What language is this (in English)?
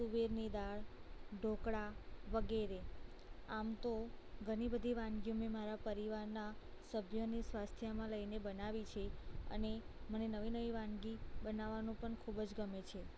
Gujarati